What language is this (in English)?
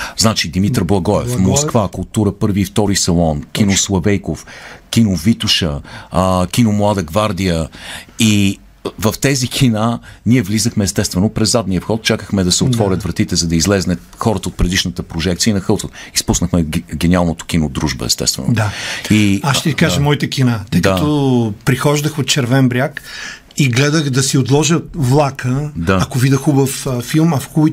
Bulgarian